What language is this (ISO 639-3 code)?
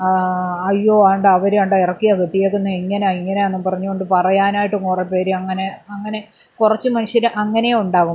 mal